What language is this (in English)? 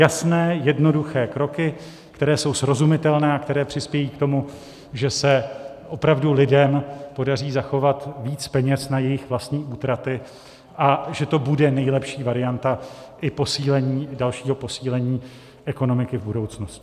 Czech